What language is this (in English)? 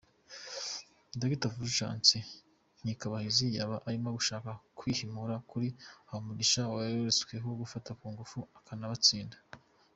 Kinyarwanda